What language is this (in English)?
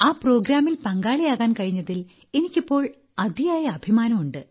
Malayalam